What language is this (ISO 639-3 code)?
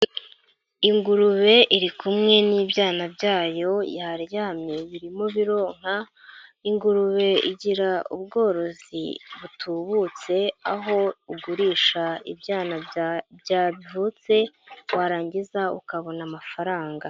kin